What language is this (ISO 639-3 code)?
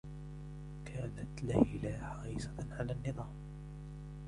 ara